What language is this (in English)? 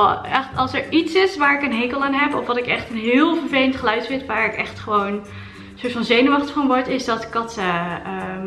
Dutch